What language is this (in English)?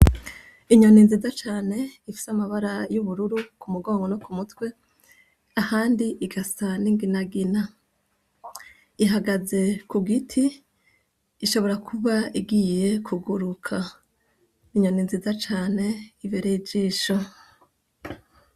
Rundi